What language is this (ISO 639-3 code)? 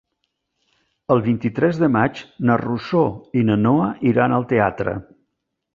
cat